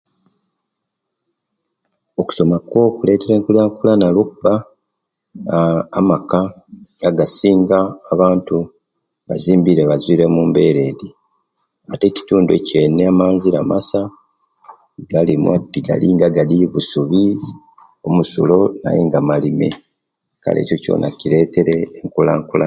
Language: Kenyi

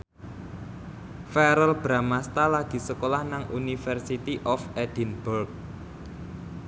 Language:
Javanese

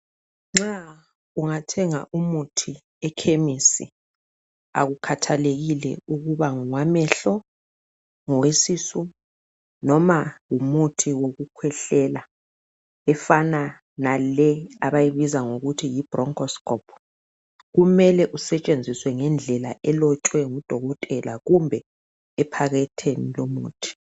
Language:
North Ndebele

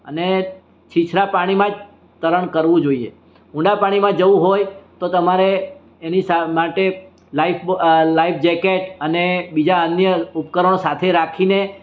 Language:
Gujarati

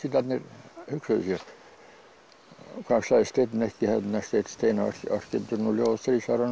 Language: Icelandic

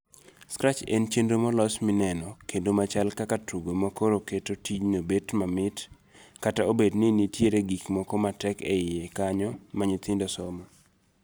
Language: Luo (Kenya and Tanzania)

